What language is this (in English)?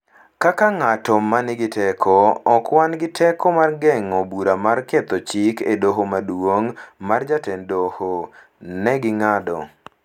Luo (Kenya and Tanzania)